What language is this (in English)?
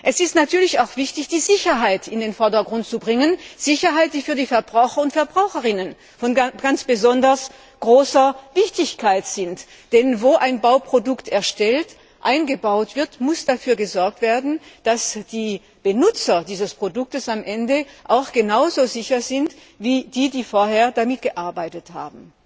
German